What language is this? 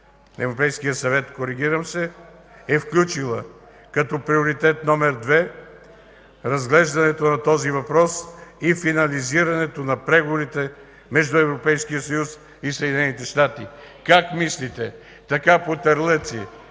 Bulgarian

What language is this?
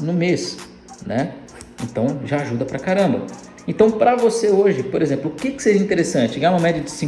Portuguese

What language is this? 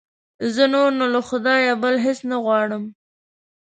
Pashto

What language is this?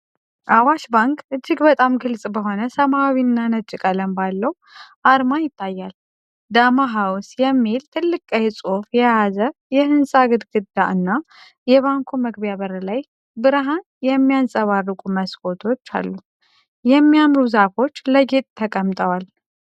Amharic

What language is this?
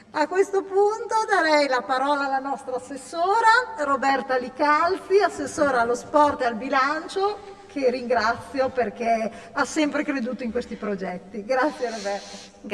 Italian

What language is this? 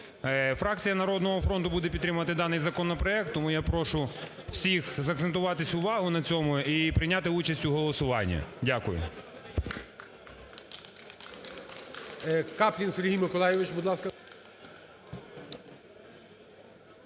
Ukrainian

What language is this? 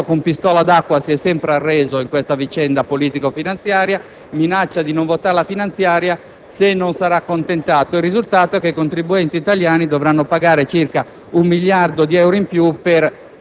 Italian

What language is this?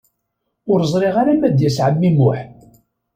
Kabyle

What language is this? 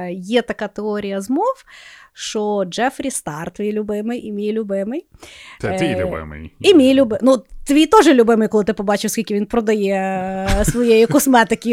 Ukrainian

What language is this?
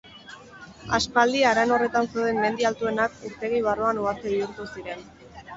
Basque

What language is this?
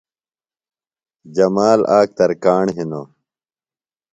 Phalura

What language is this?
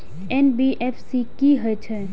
Maithili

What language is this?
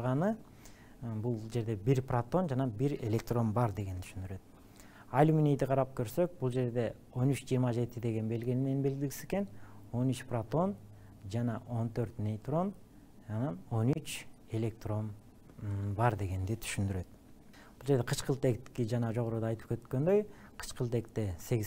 Turkish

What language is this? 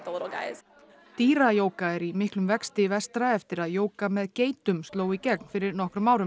Icelandic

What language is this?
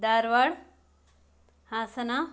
Kannada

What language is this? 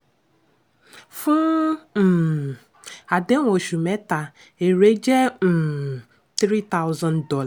Yoruba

